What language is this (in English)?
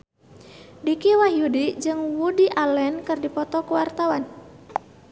Sundanese